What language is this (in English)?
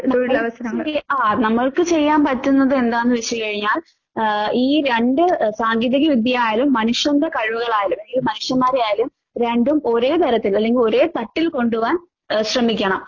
Malayalam